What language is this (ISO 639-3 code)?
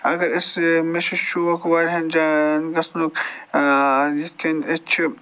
kas